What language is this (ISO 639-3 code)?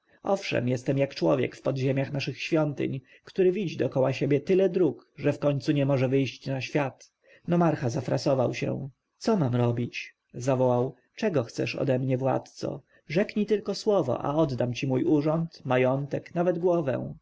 pol